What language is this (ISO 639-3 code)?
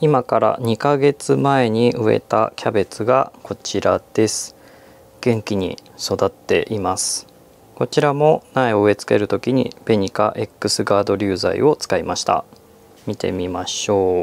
jpn